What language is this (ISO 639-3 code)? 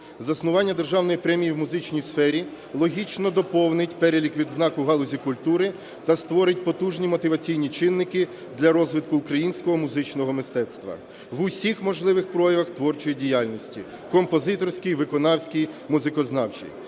ukr